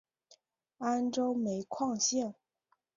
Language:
Chinese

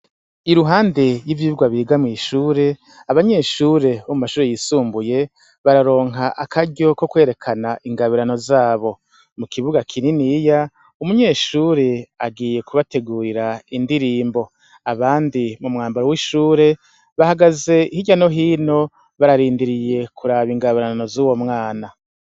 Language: Rundi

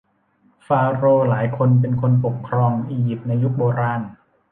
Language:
Thai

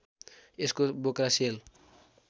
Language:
Nepali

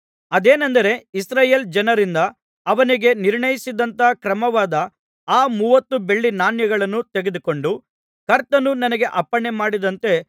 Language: Kannada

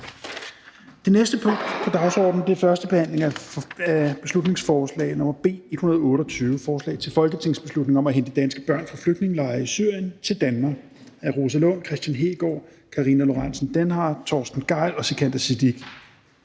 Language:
Danish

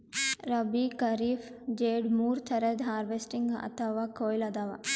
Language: Kannada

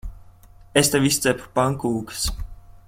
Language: Latvian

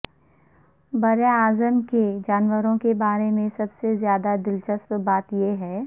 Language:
Urdu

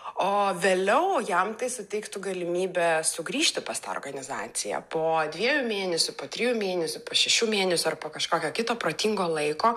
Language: Lithuanian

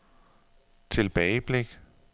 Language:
Danish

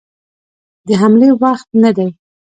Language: Pashto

